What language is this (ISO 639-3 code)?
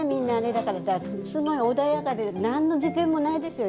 jpn